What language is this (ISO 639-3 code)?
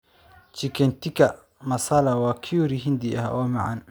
som